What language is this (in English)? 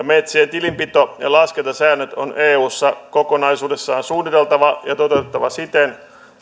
Finnish